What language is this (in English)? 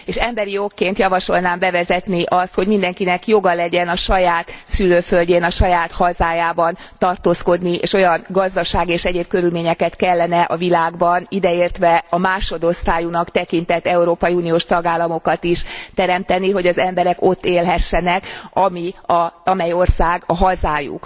Hungarian